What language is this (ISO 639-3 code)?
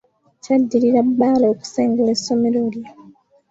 lug